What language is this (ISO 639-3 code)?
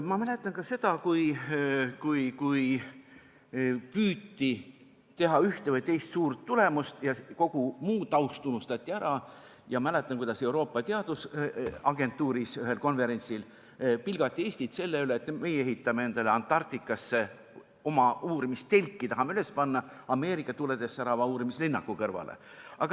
est